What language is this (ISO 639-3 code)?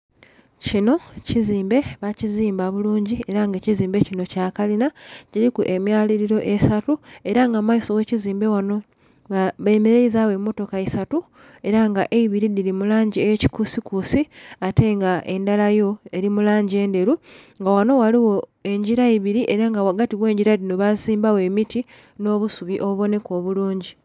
xog